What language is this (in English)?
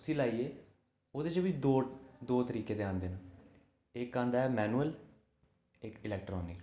Dogri